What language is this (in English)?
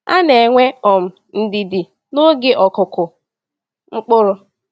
Igbo